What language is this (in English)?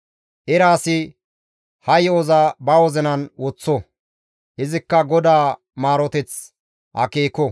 Gamo